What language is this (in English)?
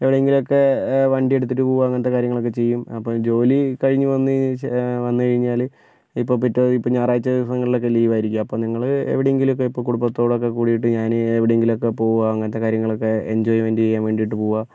Malayalam